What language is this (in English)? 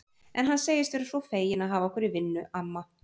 Icelandic